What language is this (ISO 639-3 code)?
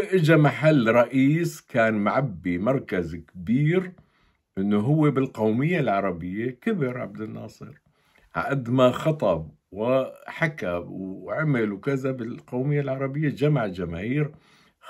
ara